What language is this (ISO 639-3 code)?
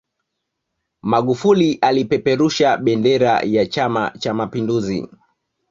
swa